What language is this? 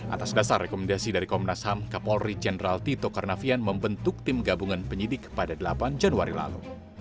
Indonesian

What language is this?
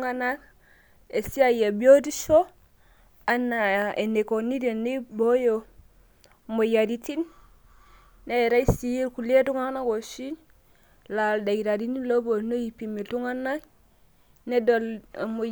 Masai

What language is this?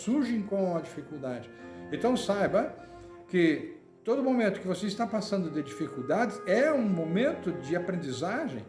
Portuguese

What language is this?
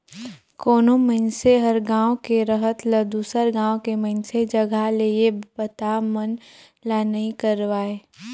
Chhattisgarhi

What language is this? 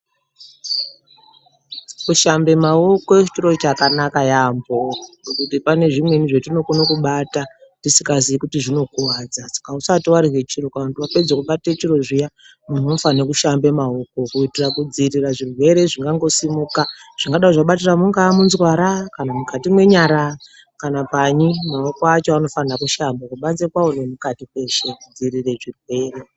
Ndau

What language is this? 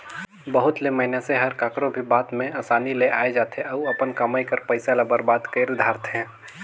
Chhattisgarhi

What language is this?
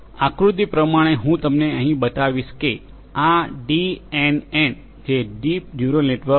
Gujarati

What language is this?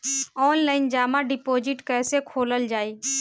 Bhojpuri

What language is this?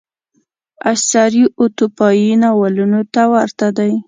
Pashto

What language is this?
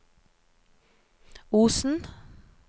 Norwegian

